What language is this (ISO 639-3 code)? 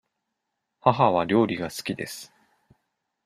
jpn